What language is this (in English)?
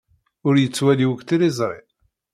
Kabyle